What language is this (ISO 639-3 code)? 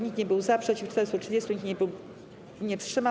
pol